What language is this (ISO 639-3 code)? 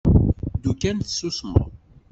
kab